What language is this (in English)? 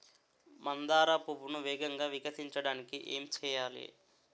Telugu